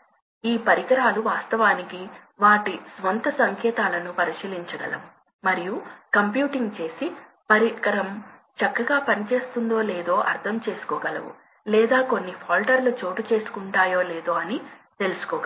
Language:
Telugu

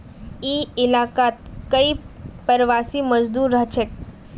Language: Magahi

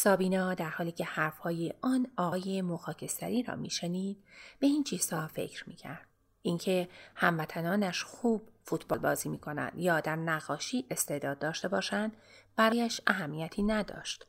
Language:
Persian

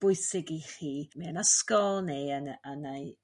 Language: Welsh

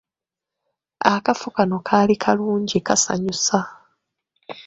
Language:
Ganda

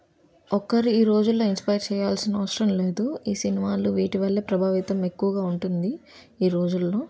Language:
Telugu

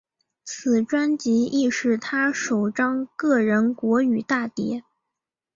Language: Chinese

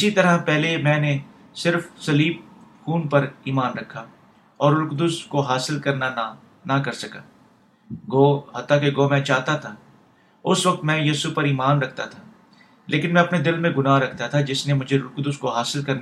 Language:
Urdu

